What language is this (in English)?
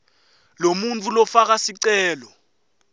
Swati